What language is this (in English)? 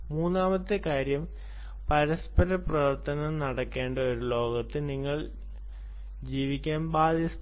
Malayalam